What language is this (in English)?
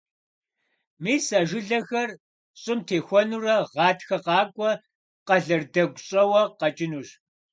Kabardian